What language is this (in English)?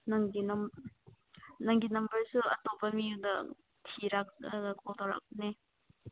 Manipuri